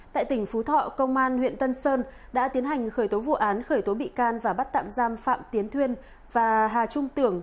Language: Vietnamese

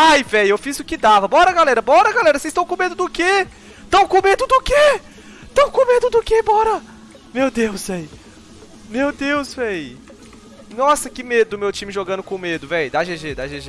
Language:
Portuguese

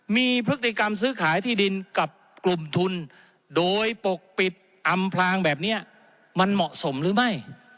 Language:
Thai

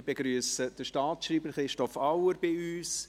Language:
Swiss German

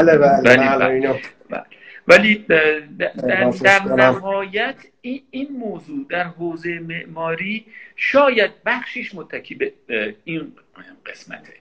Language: Persian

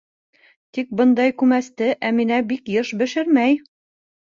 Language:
Bashkir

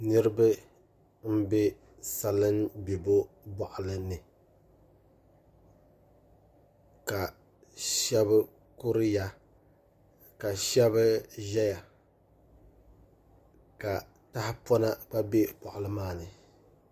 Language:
Dagbani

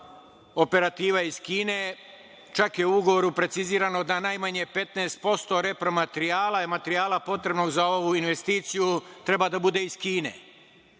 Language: Serbian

